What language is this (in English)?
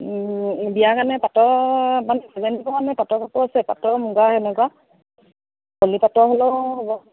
Assamese